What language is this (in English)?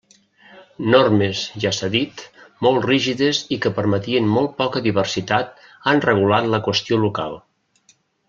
Catalan